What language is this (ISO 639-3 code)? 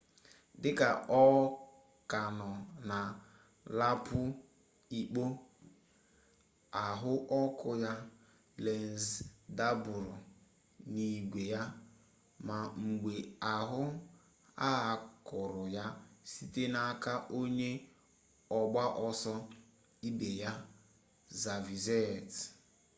ibo